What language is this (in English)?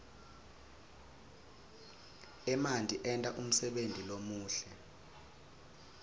Swati